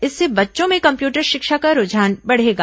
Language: Hindi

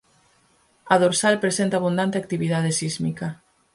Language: Galician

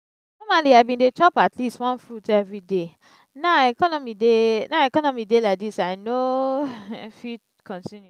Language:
Nigerian Pidgin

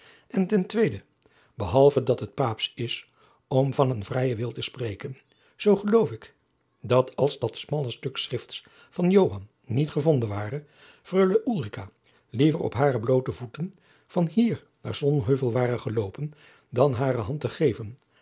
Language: Dutch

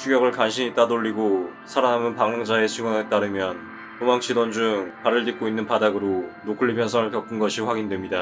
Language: Korean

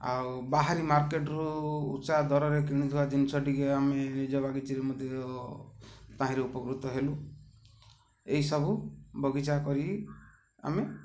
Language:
Odia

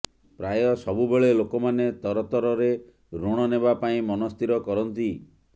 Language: Odia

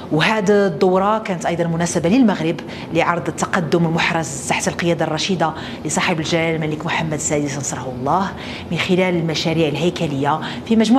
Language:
Arabic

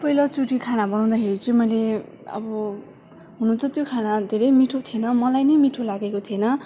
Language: Nepali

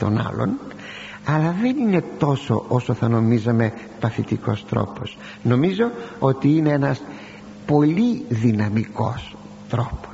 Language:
Greek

